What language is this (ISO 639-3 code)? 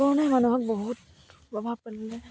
asm